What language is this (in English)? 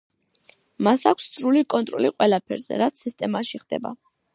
Georgian